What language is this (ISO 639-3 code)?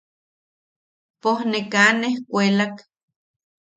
yaq